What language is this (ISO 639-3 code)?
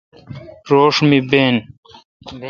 xka